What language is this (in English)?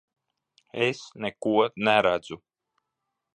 Latvian